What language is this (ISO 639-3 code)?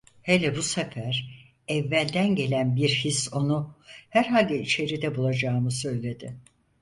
tur